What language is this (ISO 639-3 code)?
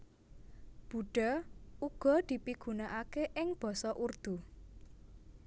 jav